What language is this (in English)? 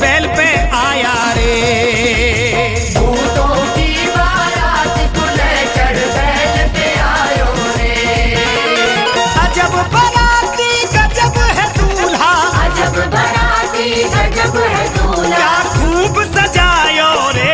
Hindi